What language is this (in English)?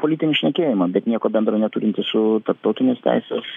Lithuanian